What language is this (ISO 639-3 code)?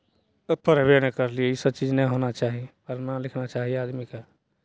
mai